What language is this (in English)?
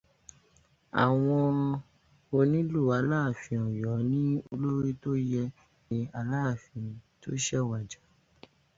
Yoruba